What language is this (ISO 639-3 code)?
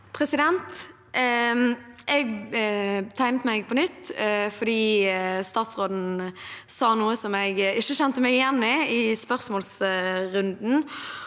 nor